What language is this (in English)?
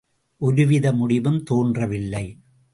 Tamil